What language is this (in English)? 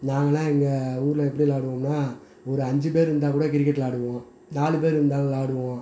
Tamil